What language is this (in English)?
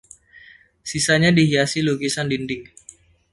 Indonesian